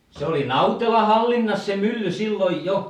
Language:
Finnish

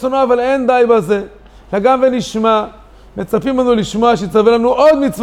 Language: Hebrew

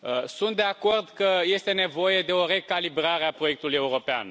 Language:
Romanian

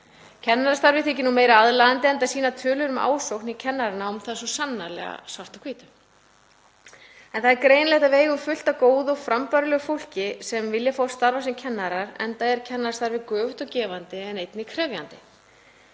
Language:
Icelandic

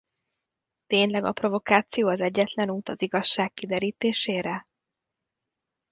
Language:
Hungarian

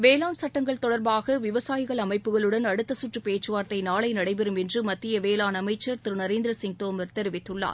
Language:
Tamil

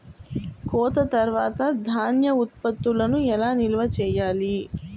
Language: Telugu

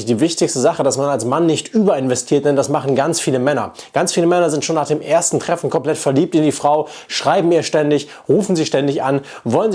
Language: German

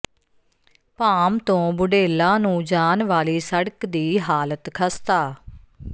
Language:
Punjabi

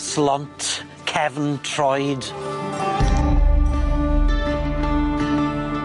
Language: Welsh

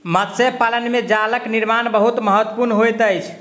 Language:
Maithili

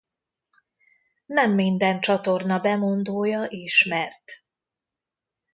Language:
Hungarian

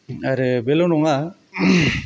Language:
Bodo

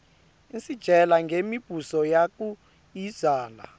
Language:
Swati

